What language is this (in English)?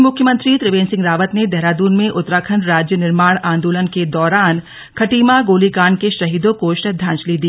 Hindi